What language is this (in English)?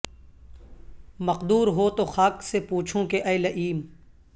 Urdu